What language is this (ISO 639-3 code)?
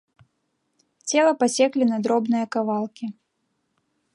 bel